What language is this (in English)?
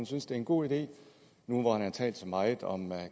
Danish